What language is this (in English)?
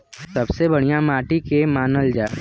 Bhojpuri